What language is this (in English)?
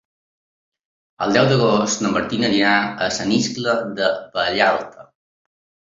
Catalan